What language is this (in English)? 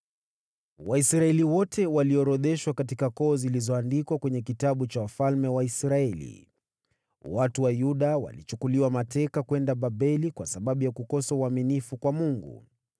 Swahili